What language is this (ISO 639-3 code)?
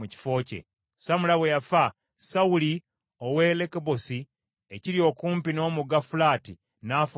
lug